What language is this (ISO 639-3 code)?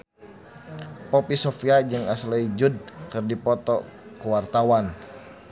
sun